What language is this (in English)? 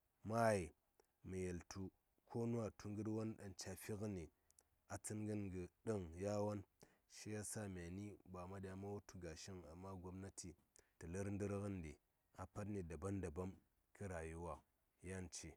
Saya